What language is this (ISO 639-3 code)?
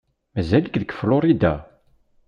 kab